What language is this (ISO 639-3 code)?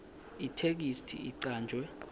ssw